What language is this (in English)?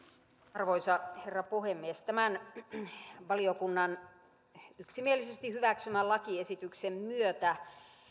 Finnish